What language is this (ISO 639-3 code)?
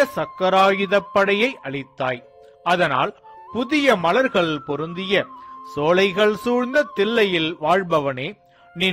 ita